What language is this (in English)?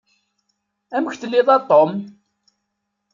Kabyle